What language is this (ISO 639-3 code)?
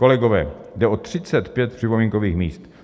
ces